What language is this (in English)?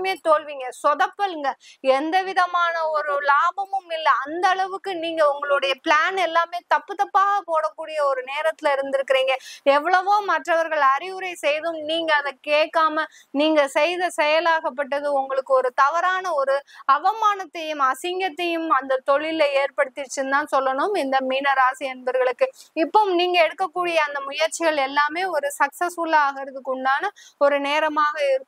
Tamil